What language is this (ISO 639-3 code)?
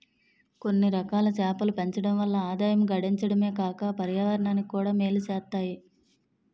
tel